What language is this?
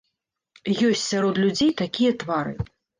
Belarusian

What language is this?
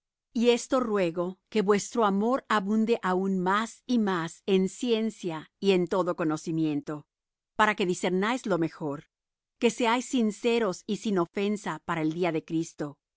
Spanish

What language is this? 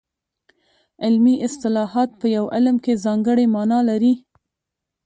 Pashto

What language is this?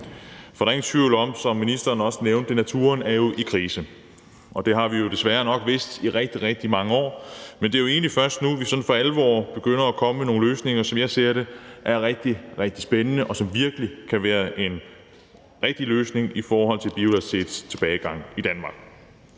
Danish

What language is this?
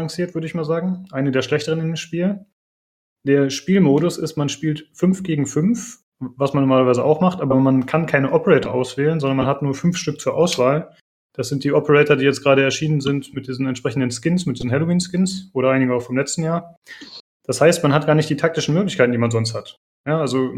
German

